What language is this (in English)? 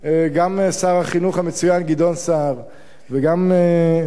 Hebrew